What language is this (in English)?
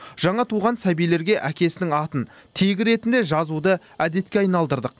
Kazakh